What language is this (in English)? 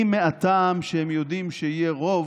Hebrew